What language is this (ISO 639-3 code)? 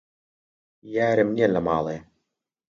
ckb